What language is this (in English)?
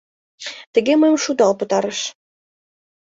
Mari